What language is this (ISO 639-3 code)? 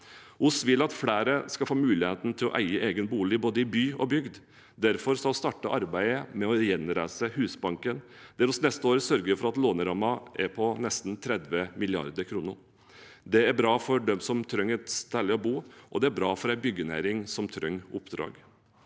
nor